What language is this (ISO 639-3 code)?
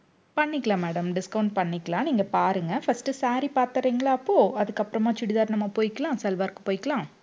tam